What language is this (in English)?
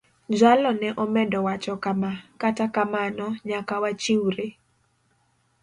Luo (Kenya and Tanzania)